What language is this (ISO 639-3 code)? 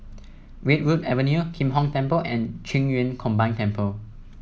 eng